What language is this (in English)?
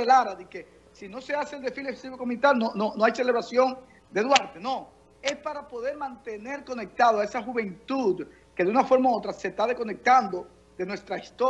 Spanish